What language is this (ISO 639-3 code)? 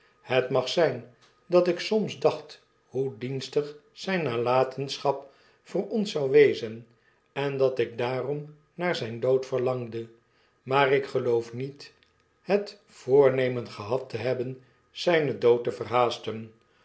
nld